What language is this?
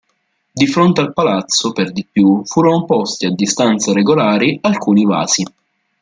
Italian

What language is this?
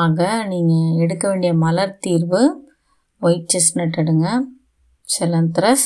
Tamil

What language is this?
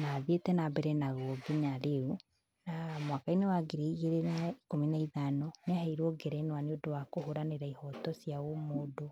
Kikuyu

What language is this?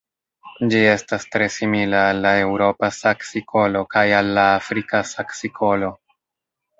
Esperanto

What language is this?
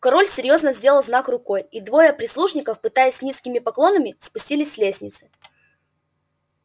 Russian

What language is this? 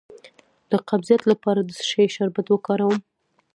Pashto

